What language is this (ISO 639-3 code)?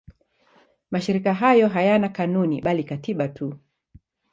swa